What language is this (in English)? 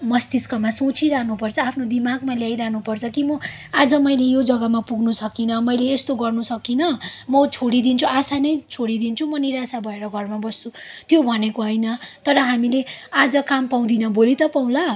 Nepali